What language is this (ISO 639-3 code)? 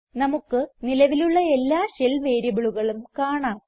mal